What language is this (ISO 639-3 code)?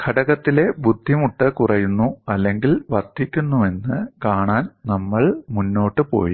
mal